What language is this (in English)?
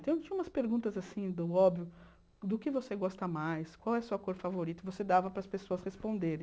Portuguese